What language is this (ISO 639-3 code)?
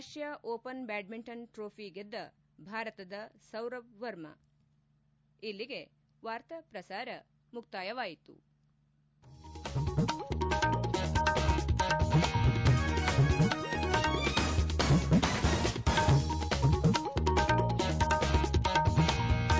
kan